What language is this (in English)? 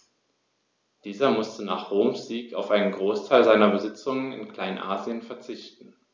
German